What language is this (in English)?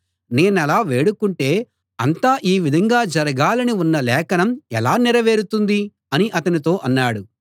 Telugu